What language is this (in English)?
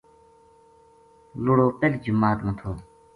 Gujari